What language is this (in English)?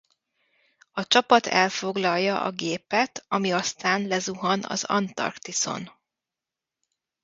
Hungarian